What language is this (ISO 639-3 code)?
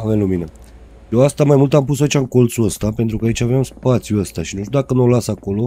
ron